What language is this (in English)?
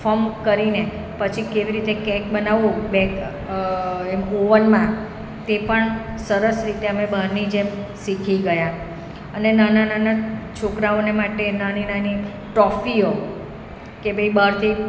Gujarati